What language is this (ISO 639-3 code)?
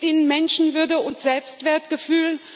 deu